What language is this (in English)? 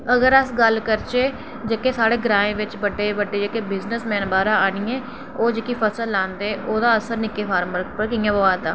Dogri